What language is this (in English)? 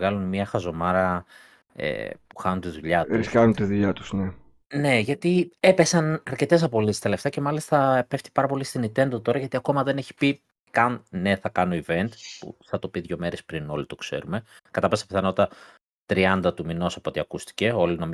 Greek